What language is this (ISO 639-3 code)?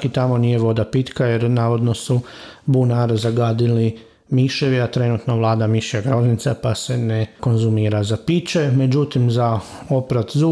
hrv